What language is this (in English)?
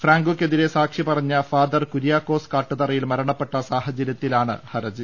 Malayalam